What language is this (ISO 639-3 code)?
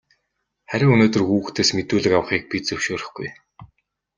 mon